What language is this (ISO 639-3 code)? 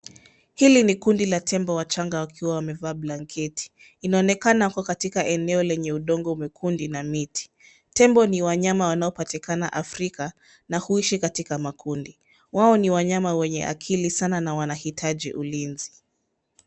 swa